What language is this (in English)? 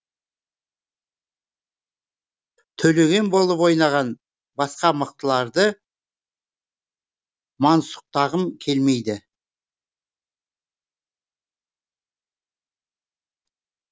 Kazakh